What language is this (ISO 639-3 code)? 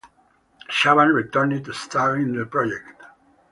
eng